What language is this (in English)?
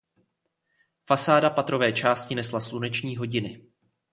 Czech